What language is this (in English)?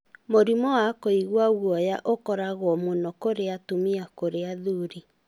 Kikuyu